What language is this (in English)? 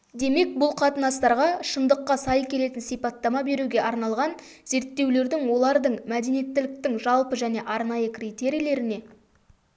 Kazakh